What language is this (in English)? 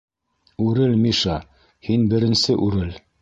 Bashkir